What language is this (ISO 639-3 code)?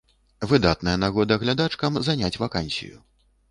bel